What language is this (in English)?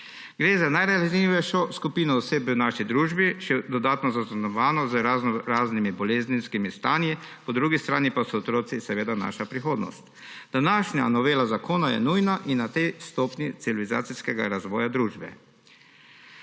Slovenian